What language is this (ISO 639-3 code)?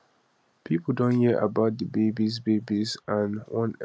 pcm